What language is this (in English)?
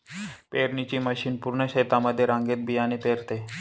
Marathi